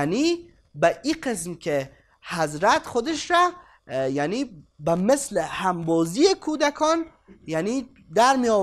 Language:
Persian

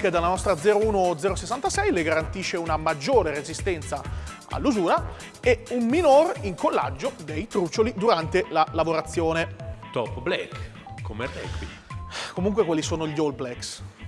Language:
Italian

